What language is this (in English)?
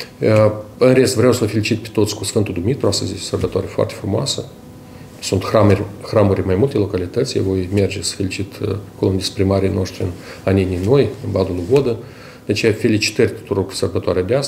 Russian